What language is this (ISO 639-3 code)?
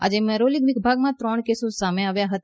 guj